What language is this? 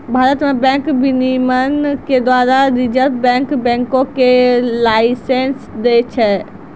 Maithili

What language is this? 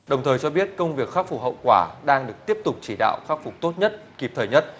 Vietnamese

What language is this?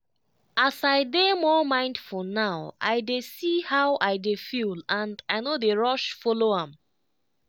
Nigerian Pidgin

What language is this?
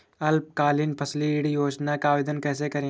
Hindi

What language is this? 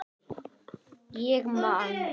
Icelandic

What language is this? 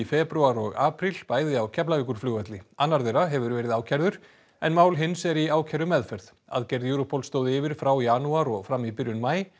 Icelandic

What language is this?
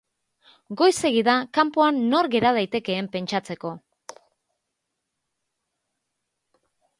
Basque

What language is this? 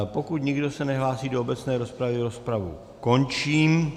Czech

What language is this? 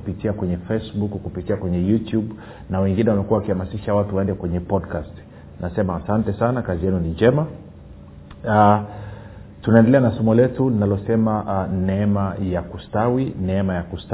Swahili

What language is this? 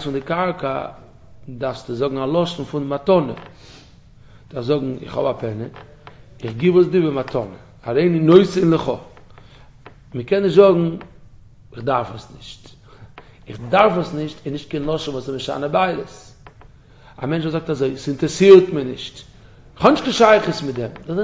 Dutch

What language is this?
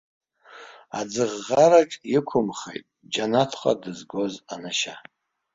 Abkhazian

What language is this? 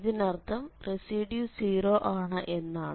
Malayalam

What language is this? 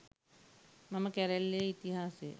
Sinhala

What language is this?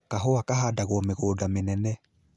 Kikuyu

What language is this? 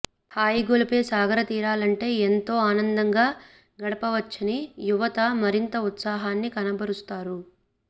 Telugu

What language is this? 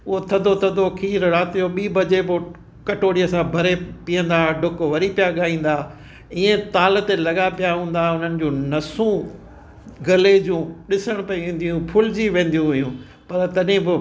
Sindhi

